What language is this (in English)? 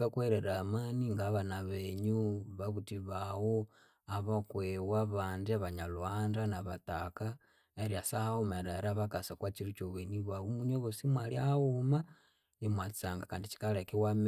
Konzo